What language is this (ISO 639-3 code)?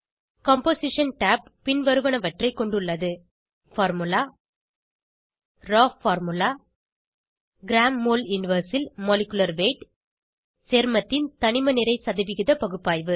tam